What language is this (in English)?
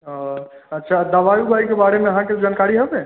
Maithili